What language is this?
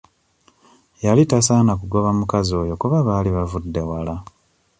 Ganda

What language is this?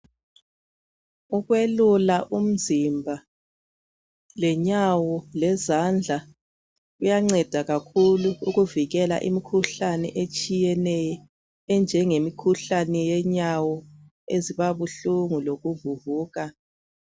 North Ndebele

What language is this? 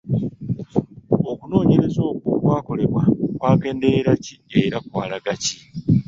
Ganda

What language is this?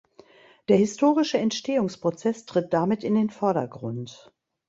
German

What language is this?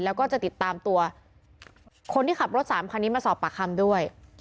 Thai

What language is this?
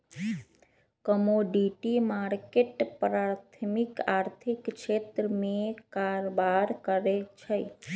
Magahi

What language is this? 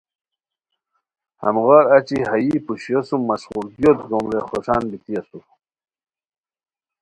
Khowar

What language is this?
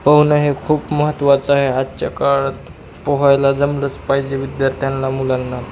Marathi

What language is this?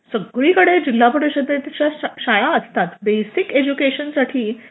Marathi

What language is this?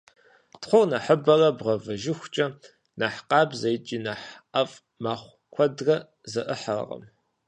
Kabardian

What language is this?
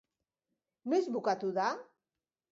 Basque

